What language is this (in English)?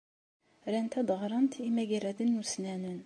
Kabyle